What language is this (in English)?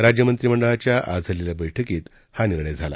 Marathi